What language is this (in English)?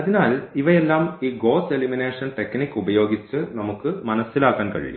Malayalam